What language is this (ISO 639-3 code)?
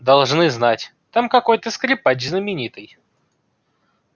rus